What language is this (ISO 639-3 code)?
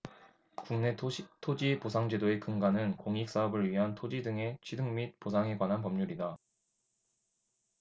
kor